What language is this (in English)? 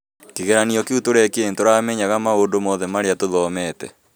Kikuyu